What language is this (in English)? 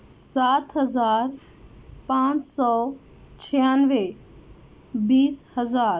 Urdu